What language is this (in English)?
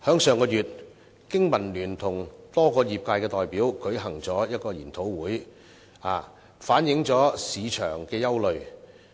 Cantonese